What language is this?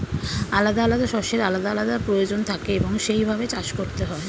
Bangla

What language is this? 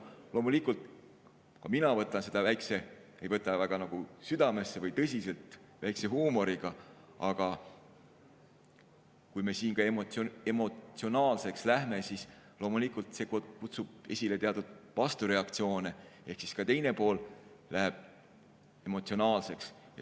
Estonian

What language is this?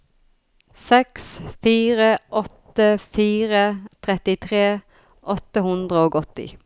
Norwegian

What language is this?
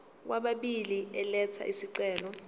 Zulu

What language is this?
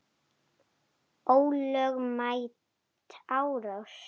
Icelandic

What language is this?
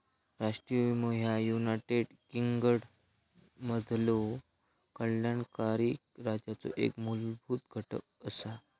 Marathi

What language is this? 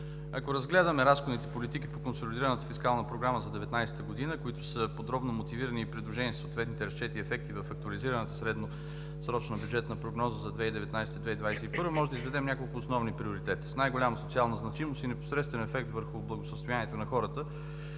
Bulgarian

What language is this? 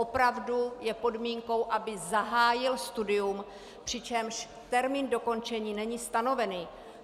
Czech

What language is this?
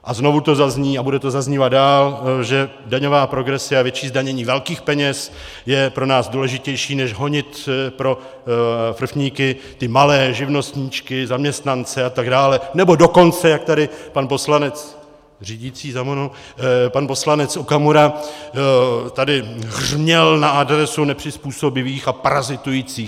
Czech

